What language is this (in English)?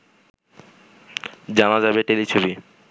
Bangla